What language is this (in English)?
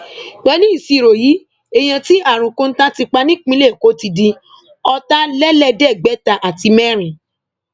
Yoruba